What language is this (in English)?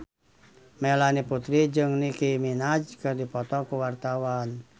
Sundanese